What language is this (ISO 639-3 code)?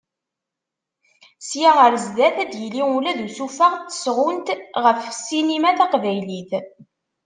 kab